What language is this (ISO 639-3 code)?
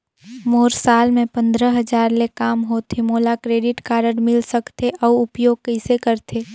hne